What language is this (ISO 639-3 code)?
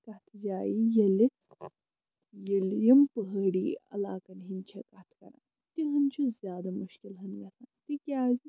kas